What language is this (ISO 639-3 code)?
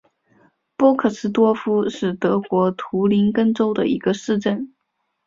zho